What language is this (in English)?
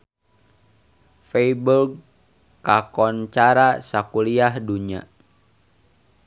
Sundanese